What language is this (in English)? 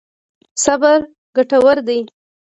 Pashto